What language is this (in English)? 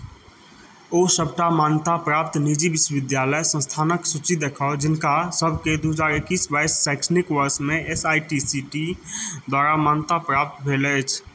Maithili